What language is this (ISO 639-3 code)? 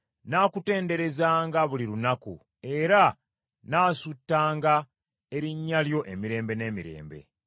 lug